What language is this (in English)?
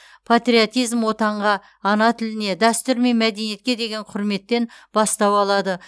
Kazakh